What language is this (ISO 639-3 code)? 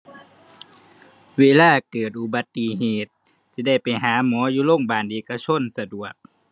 tha